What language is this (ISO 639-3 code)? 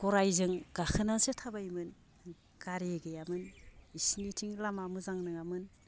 brx